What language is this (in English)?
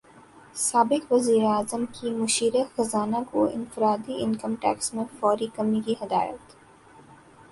Urdu